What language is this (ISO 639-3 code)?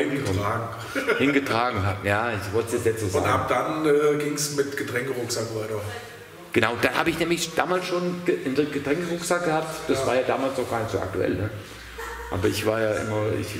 deu